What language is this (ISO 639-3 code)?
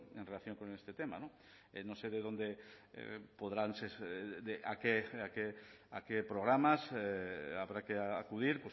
spa